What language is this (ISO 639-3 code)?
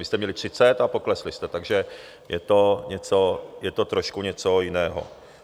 ces